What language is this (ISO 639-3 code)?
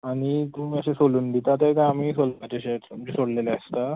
kok